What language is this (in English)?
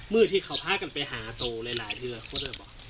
Thai